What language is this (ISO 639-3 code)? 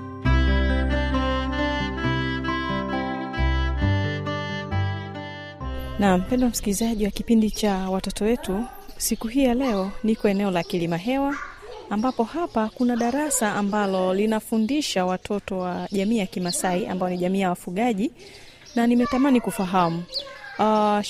swa